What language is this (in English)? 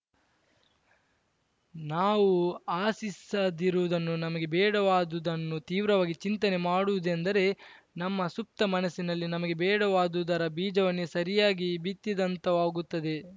Kannada